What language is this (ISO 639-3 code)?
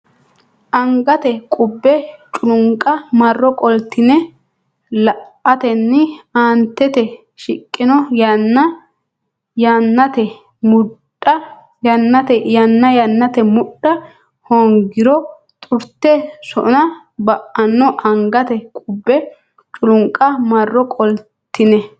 sid